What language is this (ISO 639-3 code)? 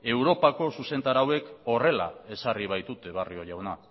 eus